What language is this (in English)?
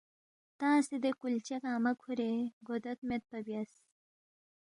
Balti